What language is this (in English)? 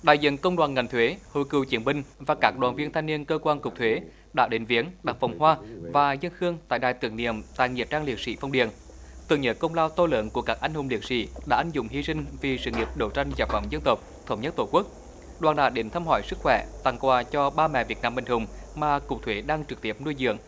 Vietnamese